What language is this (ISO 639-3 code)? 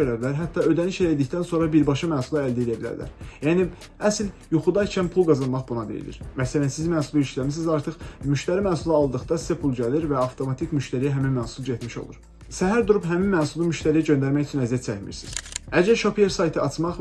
tur